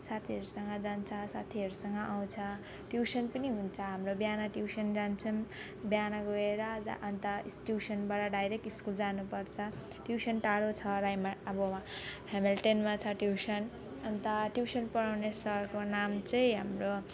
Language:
Nepali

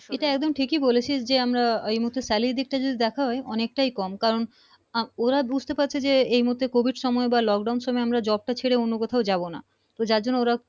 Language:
Bangla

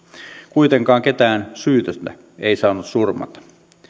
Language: Finnish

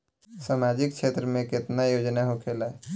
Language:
Bhojpuri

